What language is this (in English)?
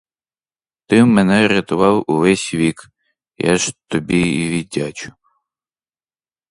Ukrainian